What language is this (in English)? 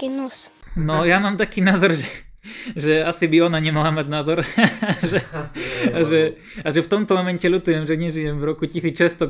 Slovak